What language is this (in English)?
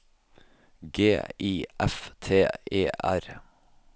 Norwegian